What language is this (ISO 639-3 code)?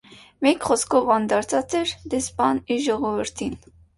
hye